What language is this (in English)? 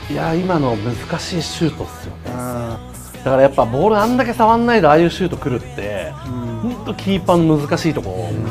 Japanese